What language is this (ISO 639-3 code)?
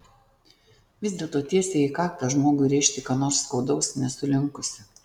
lit